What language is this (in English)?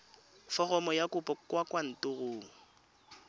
Tswana